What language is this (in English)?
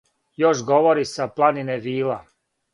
Serbian